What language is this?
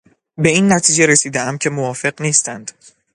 Persian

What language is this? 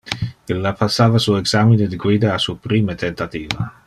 Interlingua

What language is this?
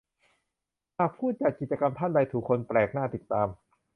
Thai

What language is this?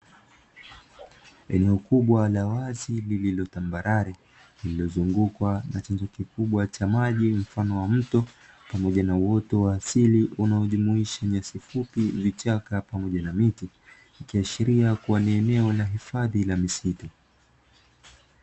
Swahili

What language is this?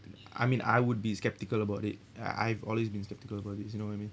English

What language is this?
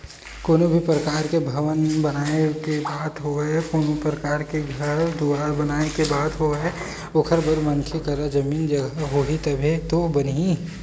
Chhattisgarhi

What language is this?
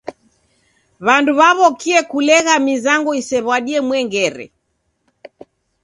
Taita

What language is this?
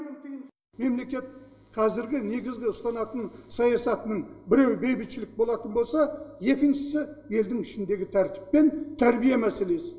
Kazakh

